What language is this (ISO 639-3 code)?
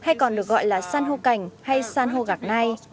vie